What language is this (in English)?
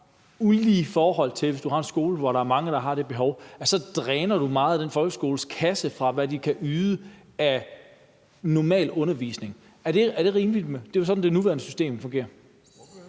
Danish